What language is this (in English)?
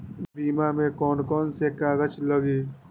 Magahi